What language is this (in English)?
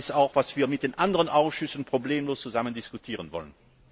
German